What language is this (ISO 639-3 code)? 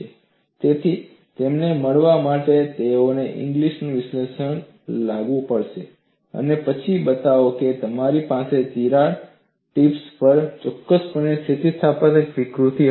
guj